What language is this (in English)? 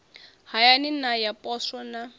Venda